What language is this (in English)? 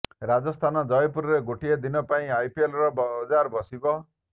Odia